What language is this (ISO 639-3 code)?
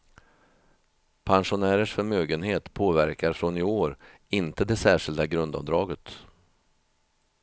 swe